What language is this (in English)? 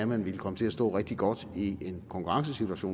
Danish